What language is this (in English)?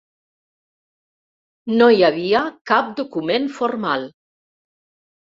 Catalan